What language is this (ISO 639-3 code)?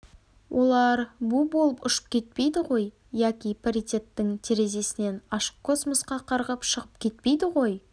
kaz